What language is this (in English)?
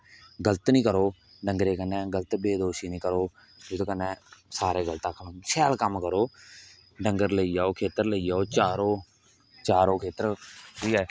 Dogri